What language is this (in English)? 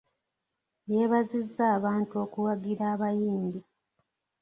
Ganda